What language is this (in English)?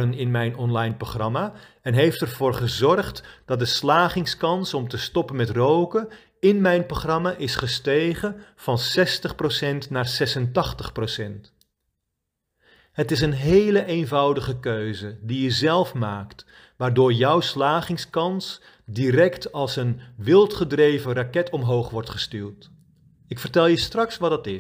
Dutch